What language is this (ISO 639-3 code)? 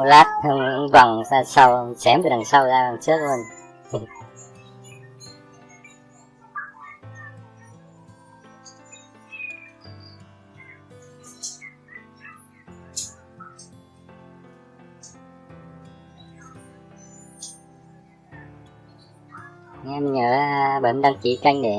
vie